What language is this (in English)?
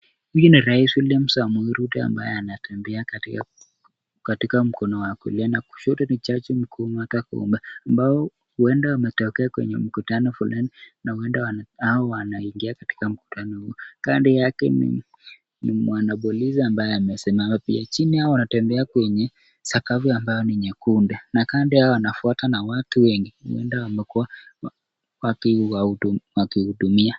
Swahili